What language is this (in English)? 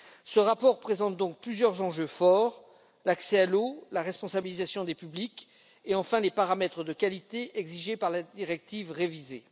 French